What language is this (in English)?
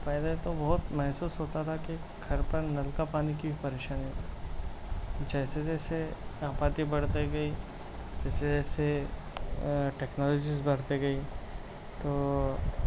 Urdu